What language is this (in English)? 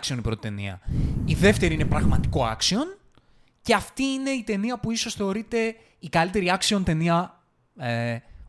Greek